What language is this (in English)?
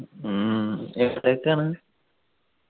Malayalam